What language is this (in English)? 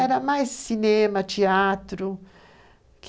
Portuguese